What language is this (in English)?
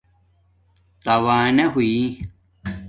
Domaaki